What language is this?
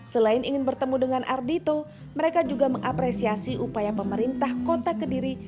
Indonesian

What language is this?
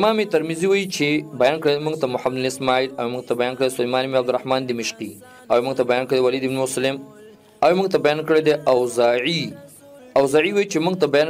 Arabic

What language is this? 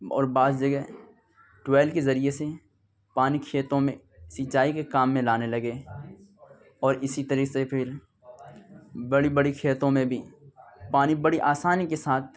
Urdu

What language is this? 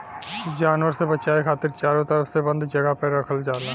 Bhojpuri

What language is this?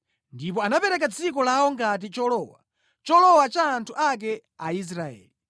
Nyanja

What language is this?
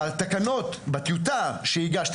Hebrew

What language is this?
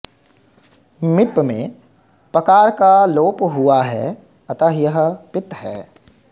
Sanskrit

